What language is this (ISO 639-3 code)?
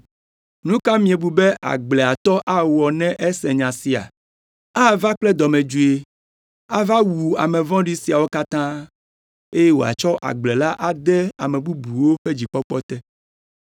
ewe